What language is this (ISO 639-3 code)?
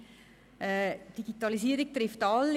gsw